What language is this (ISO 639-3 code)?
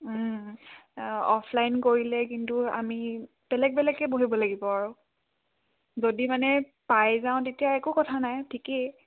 asm